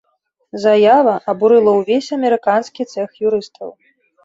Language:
Belarusian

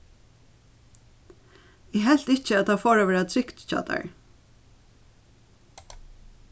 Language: Faroese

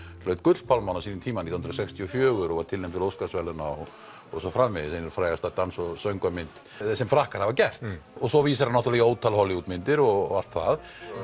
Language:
Icelandic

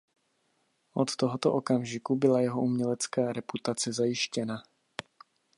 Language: Czech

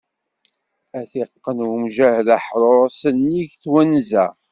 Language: Kabyle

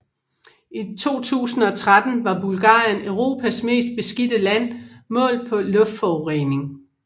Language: Danish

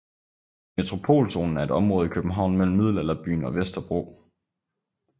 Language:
Danish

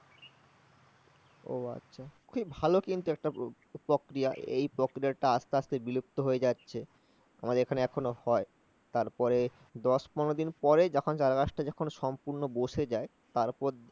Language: Bangla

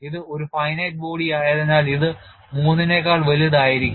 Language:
Malayalam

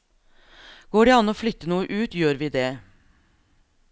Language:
Norwegian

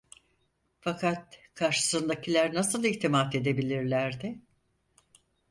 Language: Turkish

